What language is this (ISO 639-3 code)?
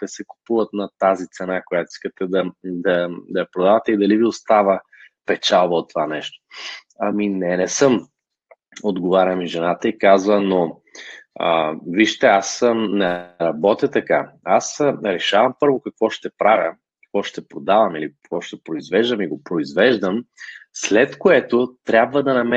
bul